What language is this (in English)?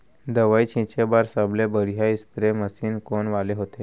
Chhattisgarhi